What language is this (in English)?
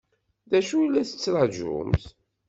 Kabyle